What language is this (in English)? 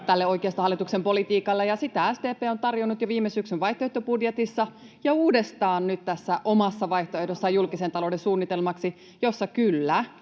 Finnish